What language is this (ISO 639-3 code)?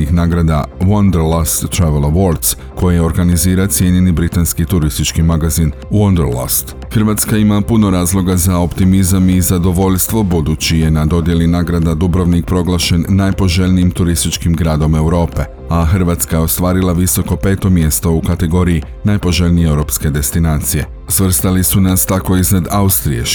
hrv